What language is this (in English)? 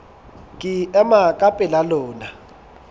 Southern Sotho